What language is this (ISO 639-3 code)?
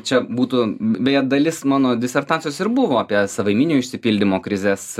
lit